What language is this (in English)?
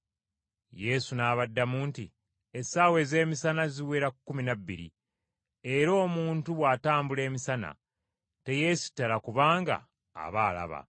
Ganda